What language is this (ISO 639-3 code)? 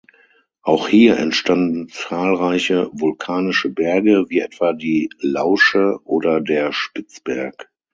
deu